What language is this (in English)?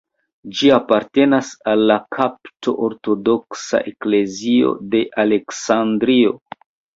Esperanto